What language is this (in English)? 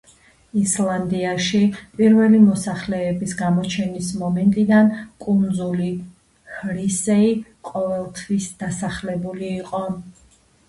Georgian